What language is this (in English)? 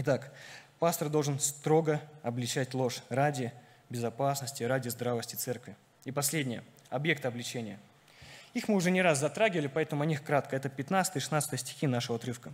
Russian